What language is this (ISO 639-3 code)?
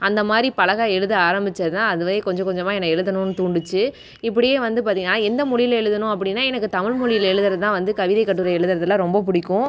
tam